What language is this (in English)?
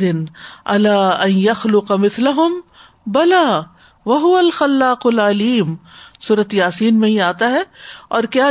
Urdu